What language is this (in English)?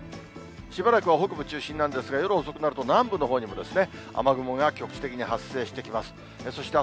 Japanese